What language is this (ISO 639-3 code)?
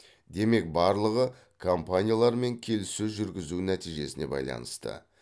kaz